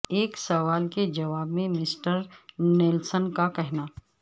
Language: Urdu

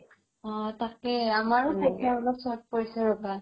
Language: Assamese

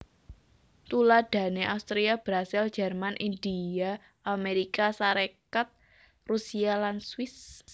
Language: Javanese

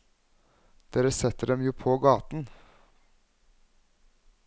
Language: Norwegian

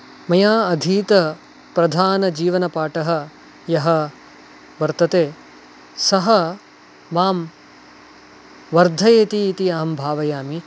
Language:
Sanskrit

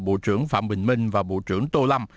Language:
Vietnamese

